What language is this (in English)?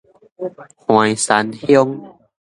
Min Nan Chinese